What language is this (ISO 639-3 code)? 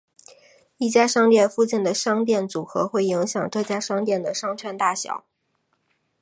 zho